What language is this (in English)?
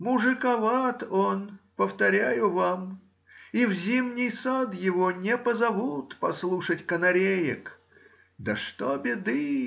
Russian